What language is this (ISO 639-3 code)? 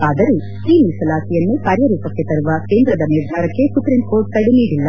kan